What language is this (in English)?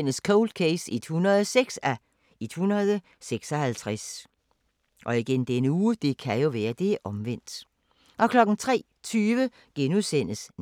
Danish